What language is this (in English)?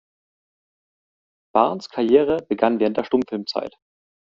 German